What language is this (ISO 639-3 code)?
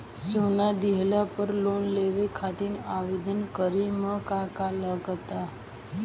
bho